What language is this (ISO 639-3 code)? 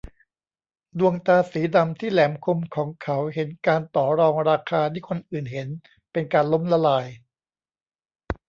tha